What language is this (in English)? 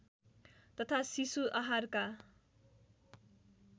Nepali